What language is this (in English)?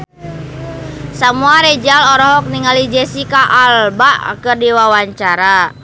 Sundanese